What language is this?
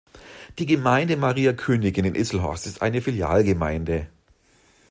German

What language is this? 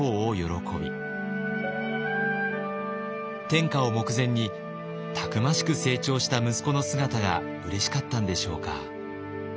Japanese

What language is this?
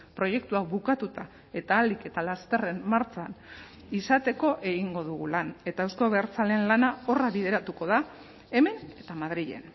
Basque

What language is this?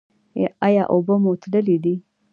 Pashto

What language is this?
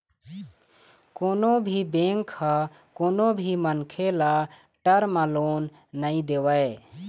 Chhattisgarhi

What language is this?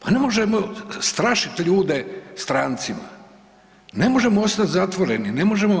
Croatian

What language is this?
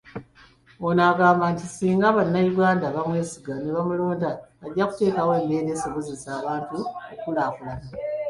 Ganda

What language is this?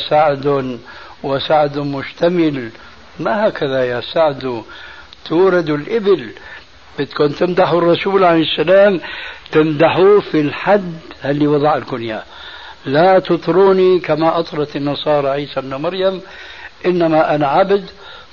Arabic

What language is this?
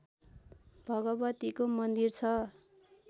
Nepali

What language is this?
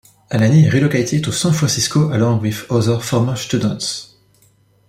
English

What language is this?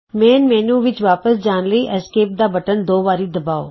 Punjabi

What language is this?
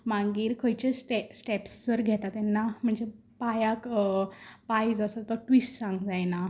Konkani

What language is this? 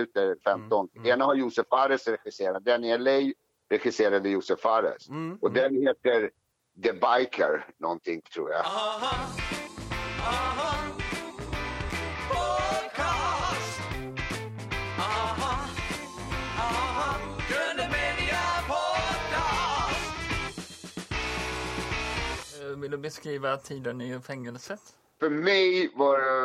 Swedish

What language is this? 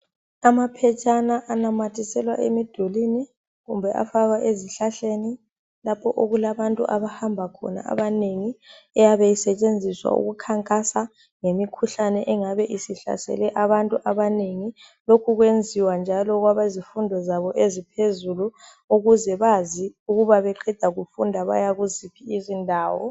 North Ndebele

